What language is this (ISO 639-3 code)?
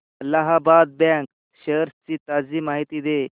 mar